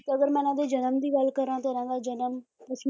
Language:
Punjabi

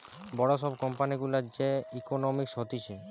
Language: Bangla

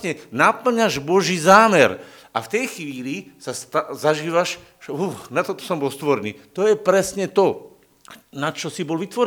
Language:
Slovak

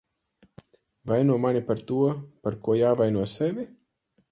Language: Latvian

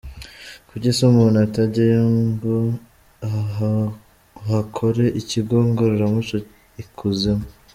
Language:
Kinyarwanda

